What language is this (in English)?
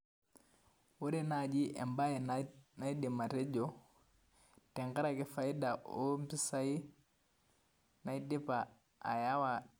Masai